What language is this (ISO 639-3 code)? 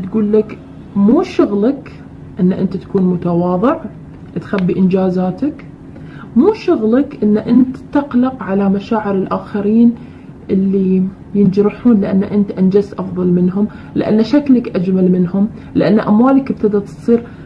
ara